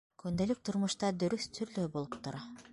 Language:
Bashkir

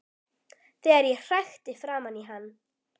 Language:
Icelandic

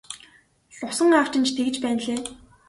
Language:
Mongolian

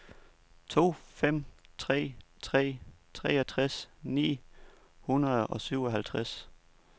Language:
Danish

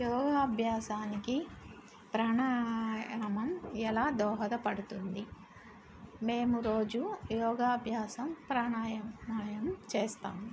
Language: Telugu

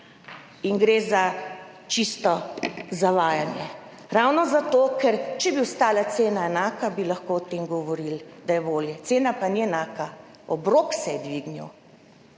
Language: Slovenian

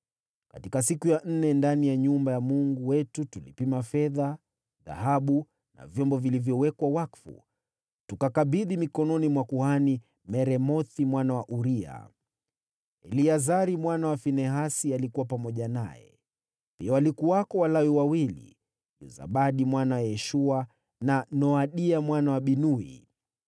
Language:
Swahili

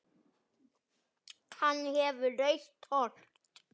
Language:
Icelandic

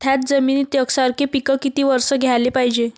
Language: Marathi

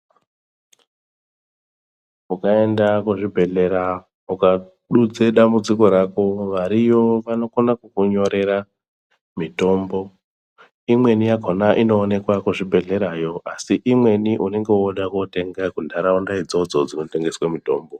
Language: Ndau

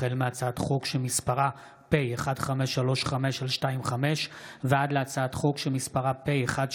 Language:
Hebrew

